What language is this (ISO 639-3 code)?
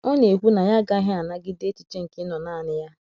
ibo